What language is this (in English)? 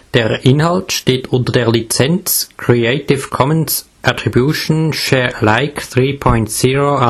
German